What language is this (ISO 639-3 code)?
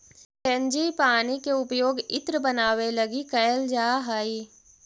mag